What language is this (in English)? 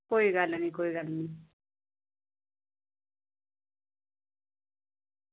Dogri